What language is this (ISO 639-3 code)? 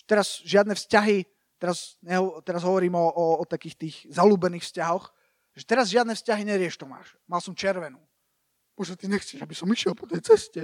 slk